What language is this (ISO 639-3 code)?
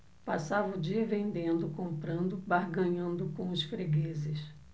por